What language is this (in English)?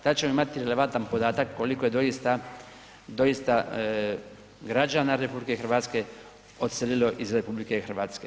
Croatian